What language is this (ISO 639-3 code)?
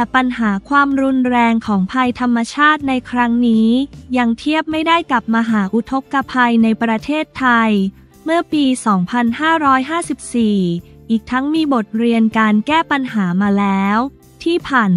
tha